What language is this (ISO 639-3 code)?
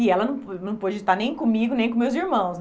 por